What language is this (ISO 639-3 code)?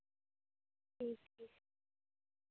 doi